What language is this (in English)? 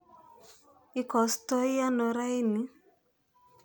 Kalenjin